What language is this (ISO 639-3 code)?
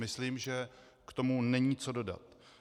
ces